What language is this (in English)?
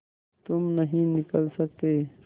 Hindi